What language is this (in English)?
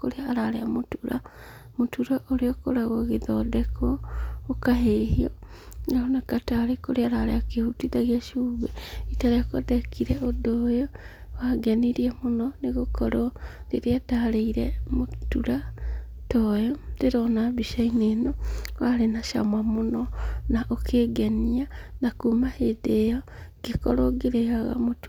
Kikuyu